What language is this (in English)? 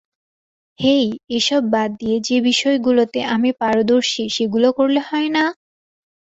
Bangla